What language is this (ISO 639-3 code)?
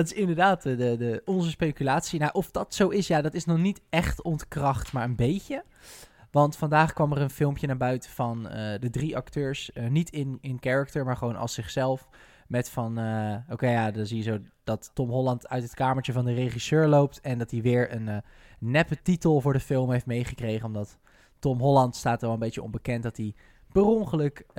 nld